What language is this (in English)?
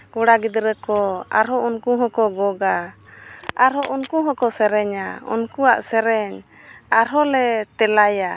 Santali